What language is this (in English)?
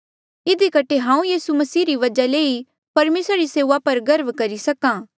Mandeali